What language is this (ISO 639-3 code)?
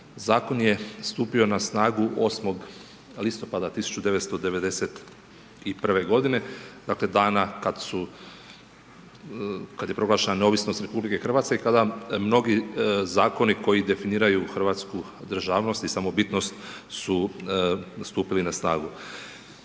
hrv